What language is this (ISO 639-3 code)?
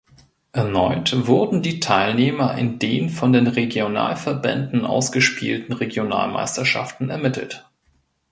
deu